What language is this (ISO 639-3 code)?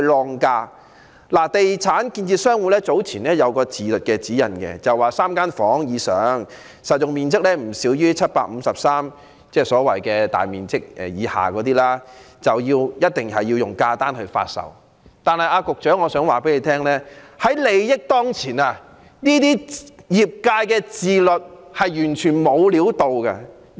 yue